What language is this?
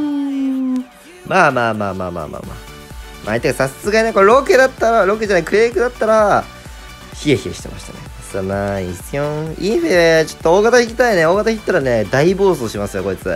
Japanese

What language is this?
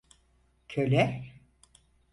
Turkish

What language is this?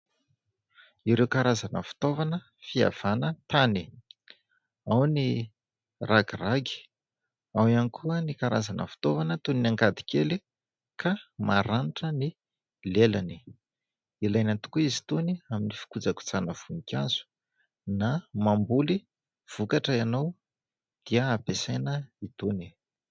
Malagasy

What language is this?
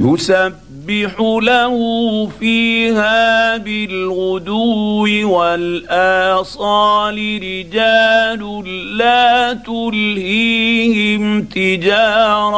Arabic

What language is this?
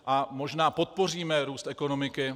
Czech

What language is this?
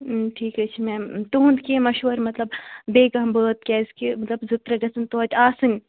Kashmiri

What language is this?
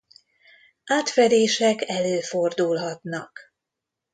Hungarian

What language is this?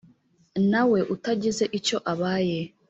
Kinyarwanda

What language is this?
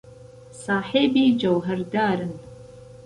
Central Kurdish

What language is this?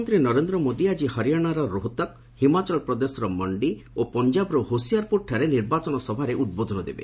Odia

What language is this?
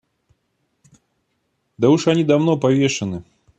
Russian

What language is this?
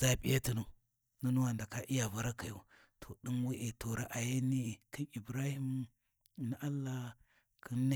Warji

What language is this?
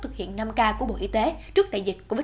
Vietnamese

